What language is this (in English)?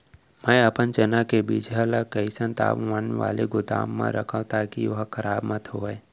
Chhattisgarhi